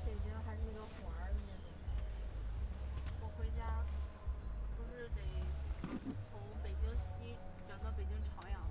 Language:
Chinese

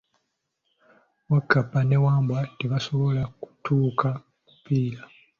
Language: Ganda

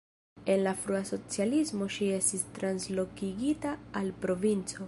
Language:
Esperanto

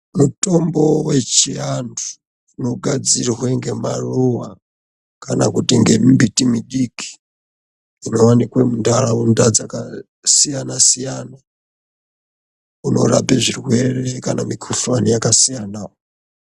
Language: Ndau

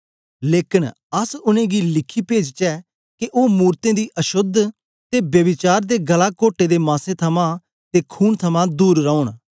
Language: Dogri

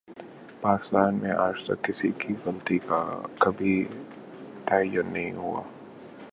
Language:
Urdu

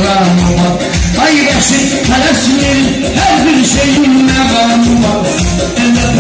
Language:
Dutch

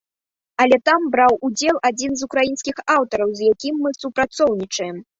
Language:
Belarusian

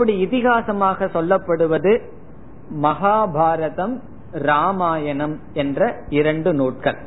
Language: Tamil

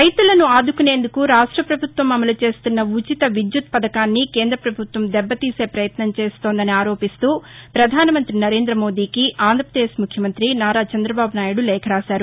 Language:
Telugu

